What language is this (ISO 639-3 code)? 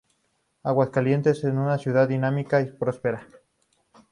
spa